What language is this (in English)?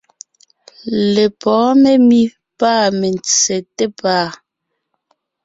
Ngiemboon